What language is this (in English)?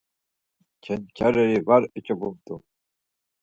Laz